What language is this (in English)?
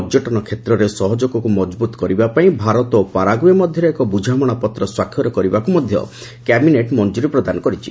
Odia